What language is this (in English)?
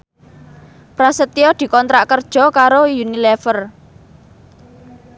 Javanese